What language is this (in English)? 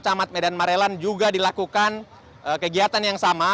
Indonesian